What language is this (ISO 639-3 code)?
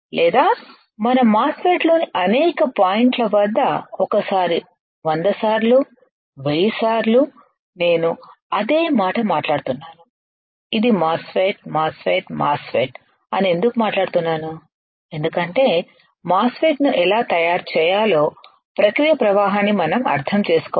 tel